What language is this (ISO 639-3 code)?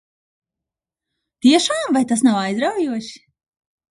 lav